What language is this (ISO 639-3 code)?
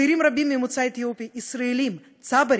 heb